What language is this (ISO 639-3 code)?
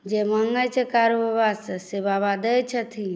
mai